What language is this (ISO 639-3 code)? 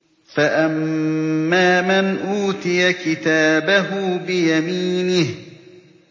ara